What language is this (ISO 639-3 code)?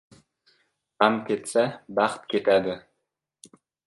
uzb